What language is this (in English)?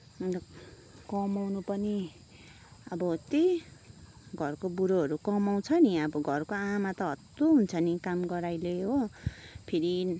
Nepali